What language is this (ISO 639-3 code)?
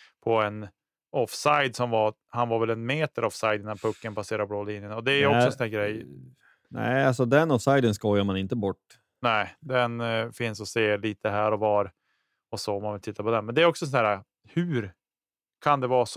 swe